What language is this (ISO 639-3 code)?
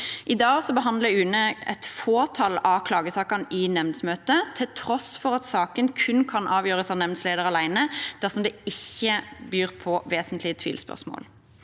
nor